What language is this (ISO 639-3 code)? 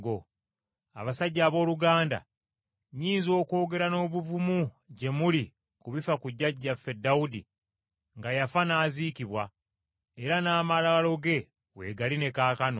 lug